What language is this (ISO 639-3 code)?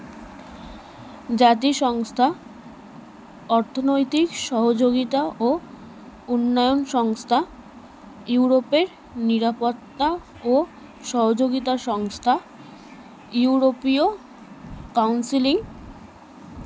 ben